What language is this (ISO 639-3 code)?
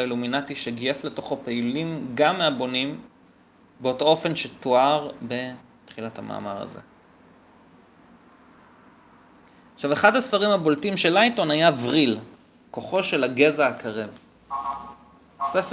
heb